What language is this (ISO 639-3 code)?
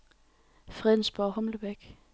dan